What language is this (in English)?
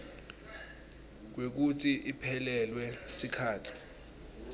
Swati